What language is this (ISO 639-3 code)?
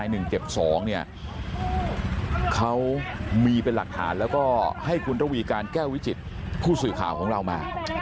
tha